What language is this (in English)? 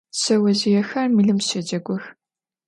Adyghe